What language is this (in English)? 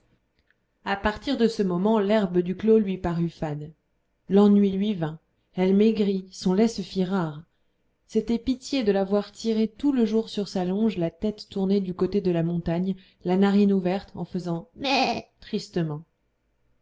French